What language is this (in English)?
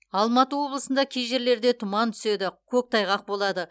Kazakh